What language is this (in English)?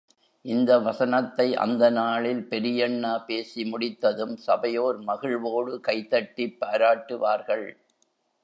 Tamil